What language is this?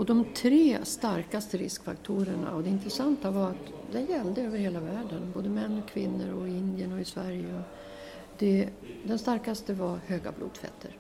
Swedish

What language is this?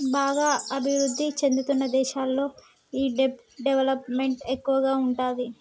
Telugu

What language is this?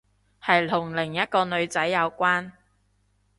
Cantonese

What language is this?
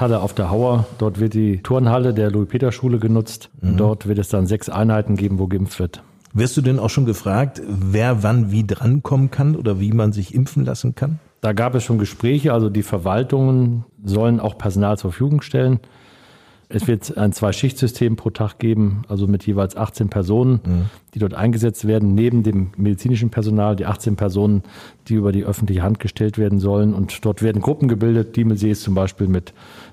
German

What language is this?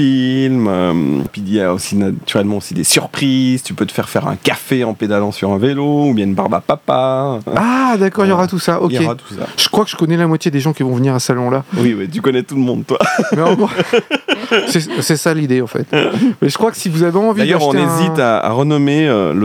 French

